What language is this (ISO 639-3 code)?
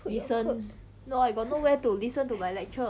eng